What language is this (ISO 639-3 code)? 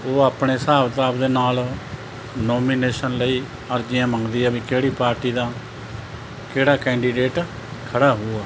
pan